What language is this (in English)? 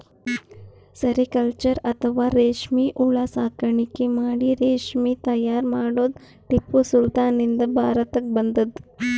Kannada